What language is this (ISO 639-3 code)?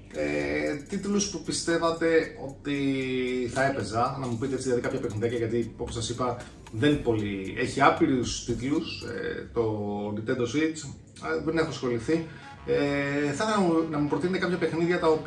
ell